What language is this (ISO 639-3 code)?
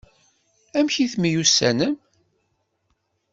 kab